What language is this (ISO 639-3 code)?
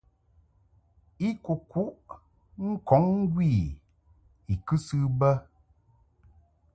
mhk